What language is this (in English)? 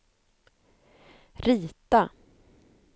Swedish